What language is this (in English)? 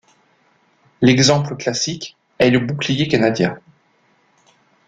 French